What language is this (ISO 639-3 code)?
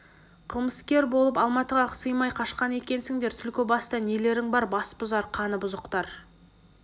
kaz